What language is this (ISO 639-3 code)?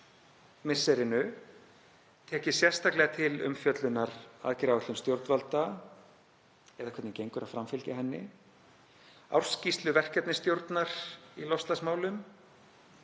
isl